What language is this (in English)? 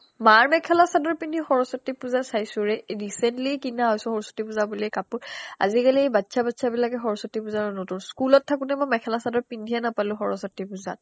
Assamese